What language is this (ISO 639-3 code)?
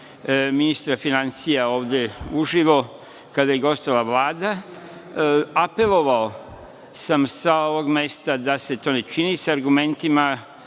srp